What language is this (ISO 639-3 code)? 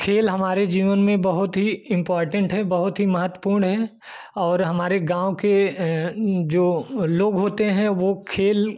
hin